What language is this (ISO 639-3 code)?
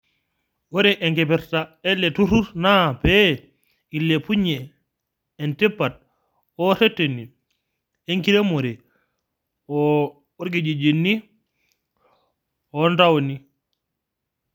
mas